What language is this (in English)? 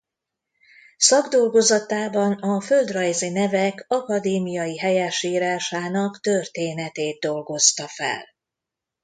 Hungarian